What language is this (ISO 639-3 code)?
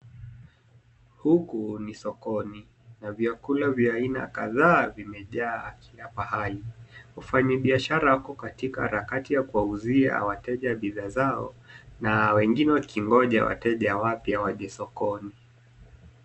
swa